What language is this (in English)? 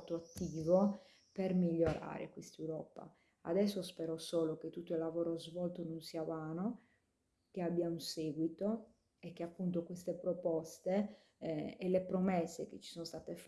Italian